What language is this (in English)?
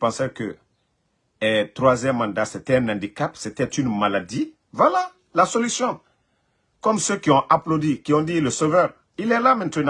French